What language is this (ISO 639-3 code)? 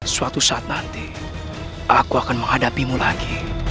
ind